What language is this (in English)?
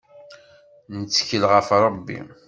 Kabyle